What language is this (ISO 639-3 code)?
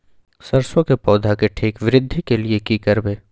mai